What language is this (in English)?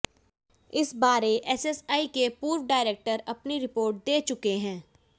Hindi